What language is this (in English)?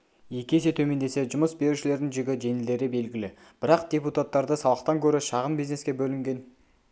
Kazakh